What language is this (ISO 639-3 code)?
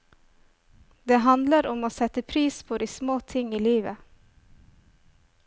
nor